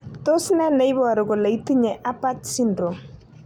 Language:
Kalenjin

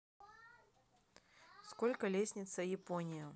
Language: Russian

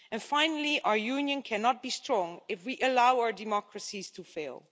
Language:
English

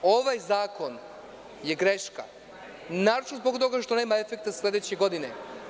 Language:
Serbian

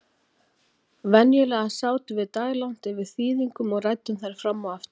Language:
Icelandic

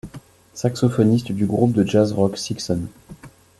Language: French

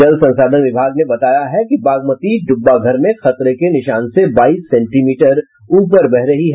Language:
Hindi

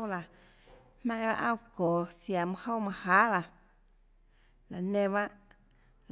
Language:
Tlacoatzintepec Chinantec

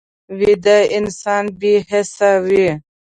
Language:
Pashto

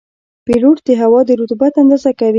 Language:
Pashto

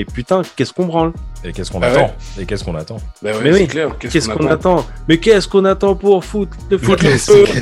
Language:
French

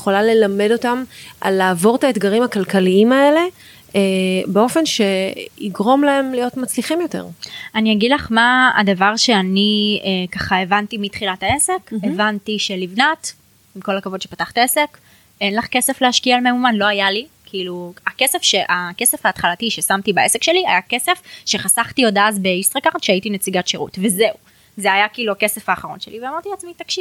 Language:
Hebrew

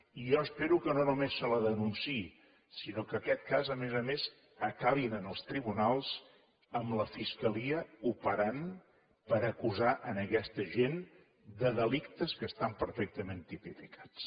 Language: Catalan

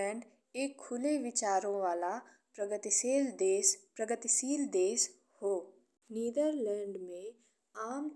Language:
Bhojpuri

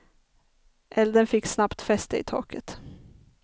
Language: Swedish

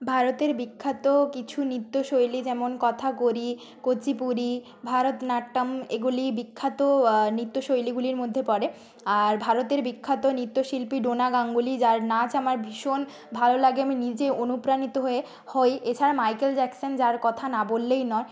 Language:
Bangla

